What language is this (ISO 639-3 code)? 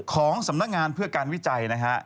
tha